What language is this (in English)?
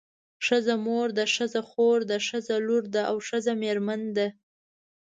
Pashto